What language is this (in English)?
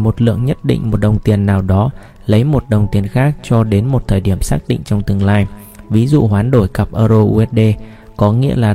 Vietnamese